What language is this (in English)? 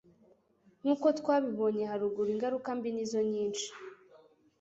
Kinyarwanda